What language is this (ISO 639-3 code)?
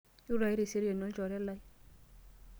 mas